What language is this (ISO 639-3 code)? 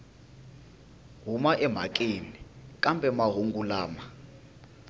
tso